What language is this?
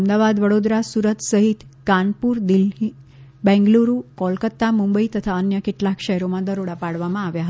Gujarati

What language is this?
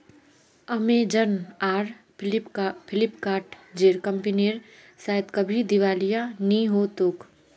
Magahi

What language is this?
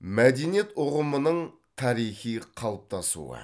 Kazakh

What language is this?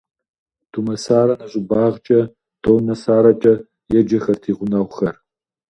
Kabardian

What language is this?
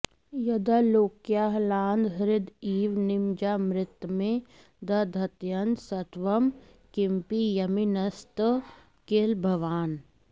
Sanskrit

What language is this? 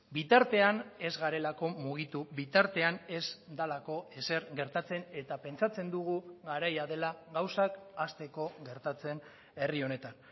Basque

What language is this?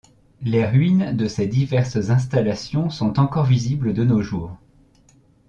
French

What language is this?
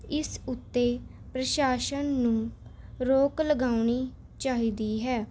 Punjabi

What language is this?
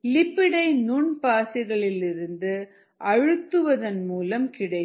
Tamil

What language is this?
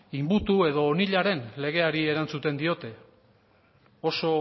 Basque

